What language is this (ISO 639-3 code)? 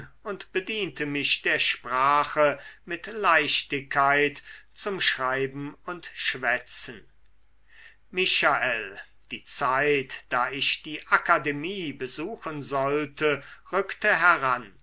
deu